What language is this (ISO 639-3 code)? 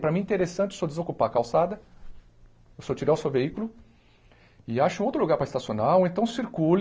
por